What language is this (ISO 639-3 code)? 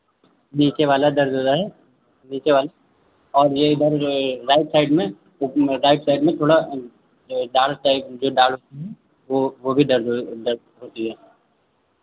hin